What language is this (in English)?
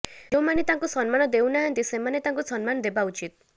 Odia